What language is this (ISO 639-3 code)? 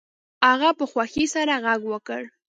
pus